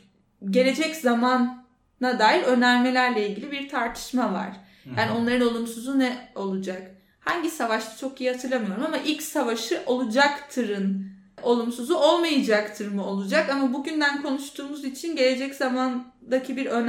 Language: Turkish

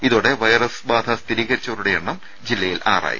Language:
Malayalam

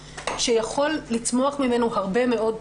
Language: Hebrew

